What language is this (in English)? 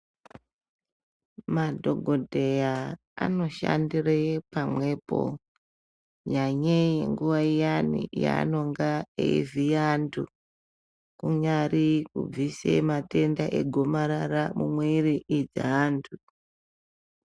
Ndau